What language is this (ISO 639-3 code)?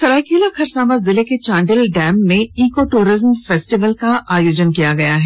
hin